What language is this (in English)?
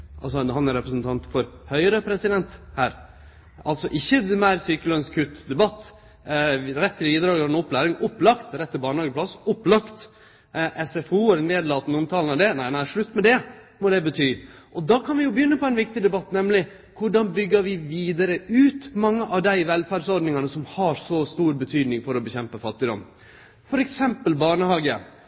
Norwegian Nynorsk